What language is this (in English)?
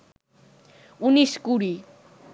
Bangla